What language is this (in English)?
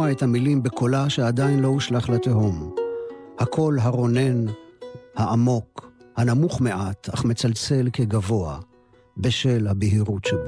Hebrew